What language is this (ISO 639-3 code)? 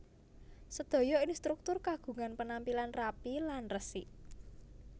jav